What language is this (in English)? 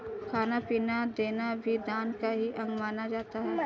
Hindi